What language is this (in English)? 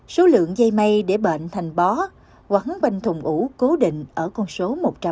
Vietnamese